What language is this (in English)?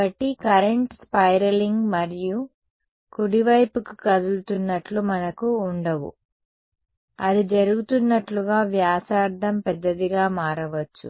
Telugu